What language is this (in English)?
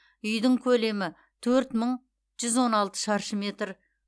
Kazakh